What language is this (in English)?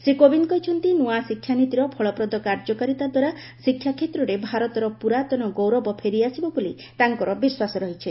Odia